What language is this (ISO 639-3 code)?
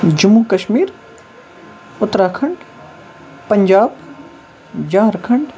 kas